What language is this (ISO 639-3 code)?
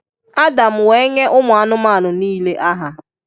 ibo